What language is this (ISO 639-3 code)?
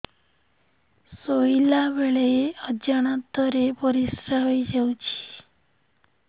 ori